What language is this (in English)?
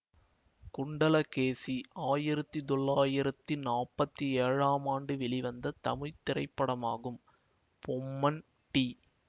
Tamil